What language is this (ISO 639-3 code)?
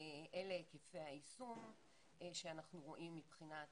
heb